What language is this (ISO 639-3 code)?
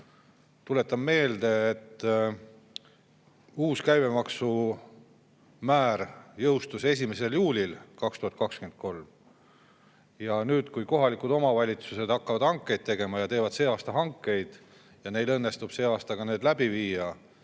est